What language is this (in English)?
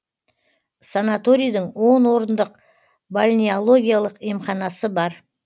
Kazakh